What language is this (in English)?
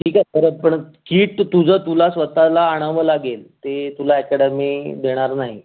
Marathi